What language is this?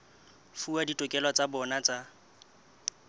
Southern Sotho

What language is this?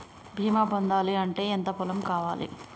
Telugu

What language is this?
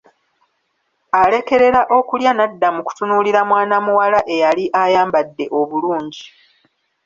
Ganda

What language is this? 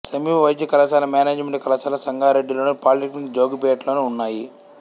Telugu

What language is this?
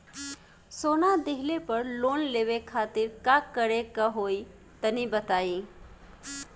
Bhojpuri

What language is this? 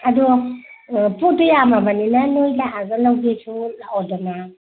Manipuri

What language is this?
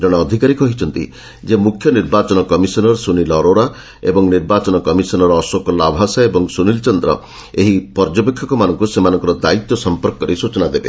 Odia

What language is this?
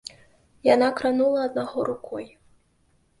Belarusian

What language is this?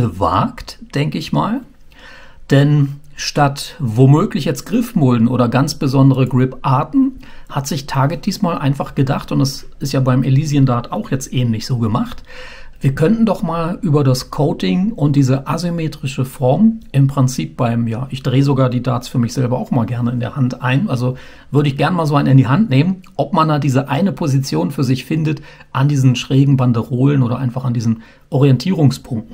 German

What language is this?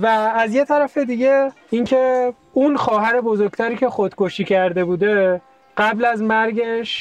Persian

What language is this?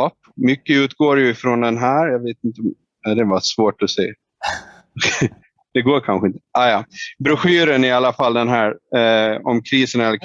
Swedish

